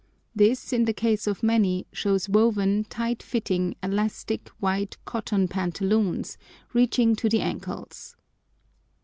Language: English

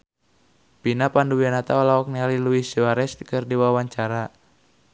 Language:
Sundanese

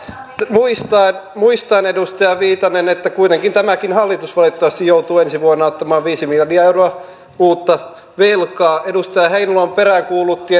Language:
Finnish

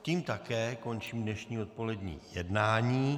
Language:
Czech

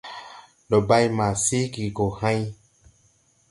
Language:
Tupuri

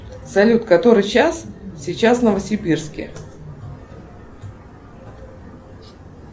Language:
Russian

